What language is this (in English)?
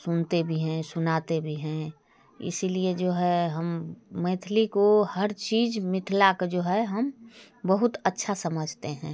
Hindi